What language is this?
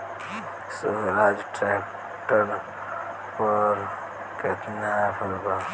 Bhojpuri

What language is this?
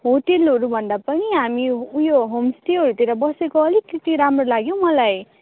Nepali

